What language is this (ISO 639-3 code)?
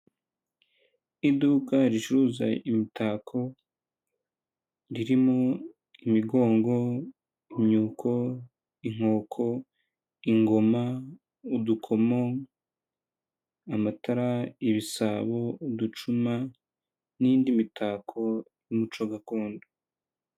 kin